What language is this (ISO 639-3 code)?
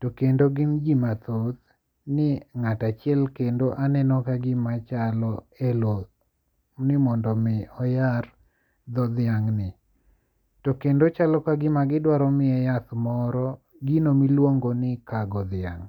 luo